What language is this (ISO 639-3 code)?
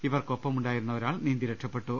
mal